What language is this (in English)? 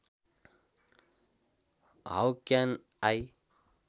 Nepali